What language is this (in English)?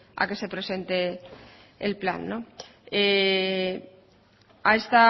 Spanish